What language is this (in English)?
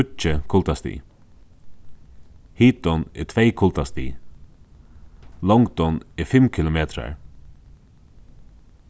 Faroese